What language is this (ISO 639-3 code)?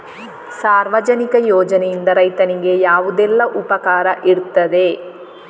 kan